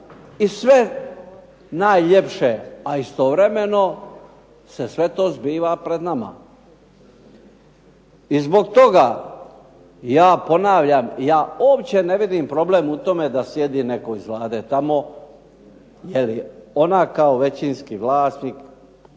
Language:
Croatian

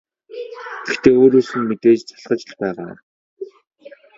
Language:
Mongolian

